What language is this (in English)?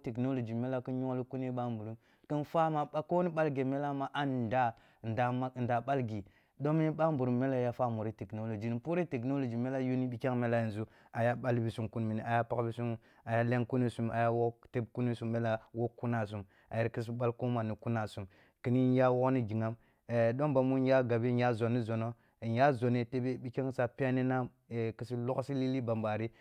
Kulung (Nigeria)